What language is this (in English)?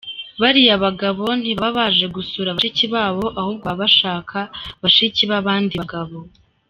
Kinyarwanda